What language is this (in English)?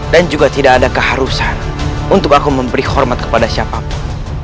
Indonesian